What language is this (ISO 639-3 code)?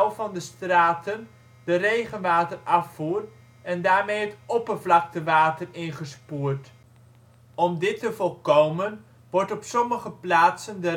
nld